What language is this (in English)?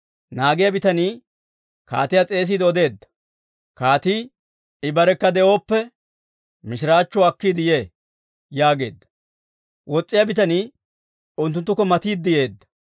Dawro